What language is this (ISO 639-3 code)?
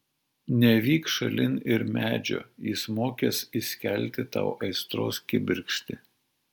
lit